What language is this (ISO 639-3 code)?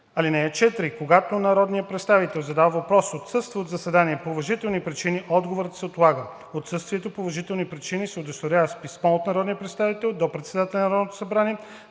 bul